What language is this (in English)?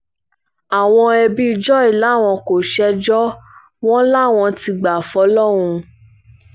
Yoruba